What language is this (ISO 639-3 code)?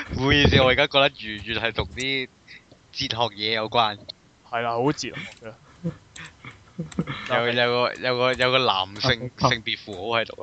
zho